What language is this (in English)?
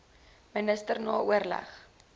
Afrikaans